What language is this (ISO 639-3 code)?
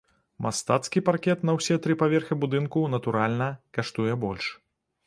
bel